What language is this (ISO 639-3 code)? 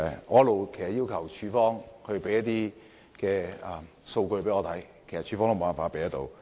yue